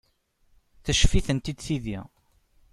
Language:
Kabyle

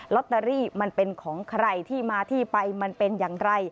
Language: Thai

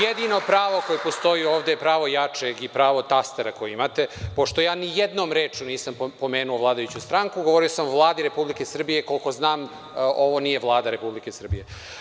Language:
Serbian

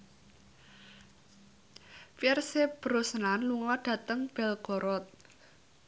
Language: Javanese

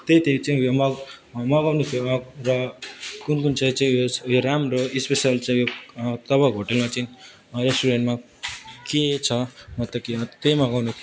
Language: Nepali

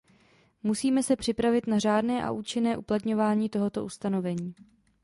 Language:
Czech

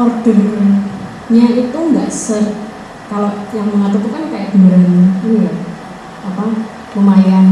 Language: Indonesian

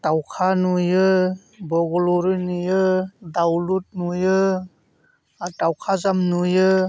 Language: Bodo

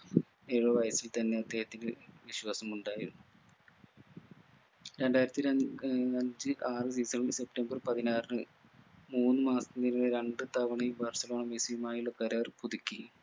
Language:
Malayalam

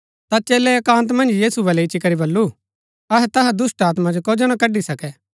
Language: Gaddi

